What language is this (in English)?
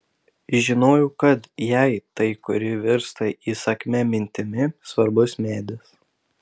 Lithuanian